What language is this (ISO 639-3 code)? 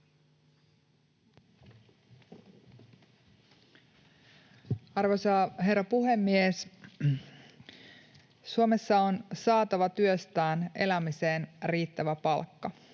fin